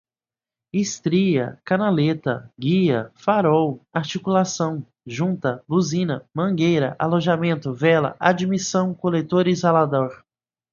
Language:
Portuguese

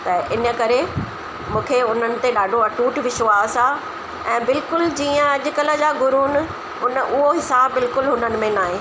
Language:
Sindhi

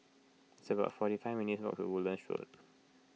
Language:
English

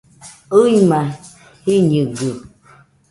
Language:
Nüpode Huitoto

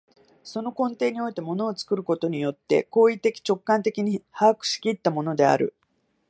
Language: Japanese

